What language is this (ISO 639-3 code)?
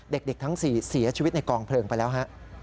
tha